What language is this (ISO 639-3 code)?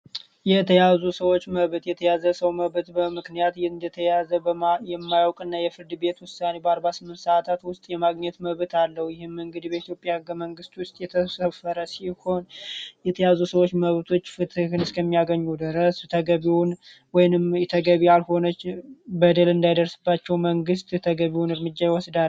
amh